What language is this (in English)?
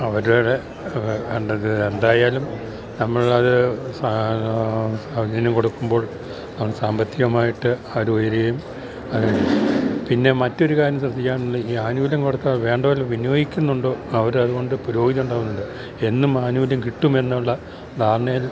Malayalam